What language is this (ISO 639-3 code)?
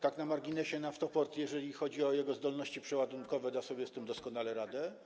pol